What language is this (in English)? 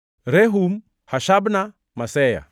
Luo (Kenya and Tanzania)